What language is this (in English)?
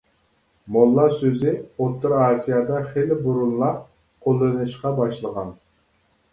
Uyghur